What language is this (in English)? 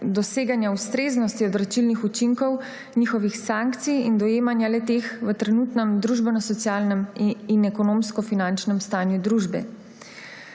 Slovenian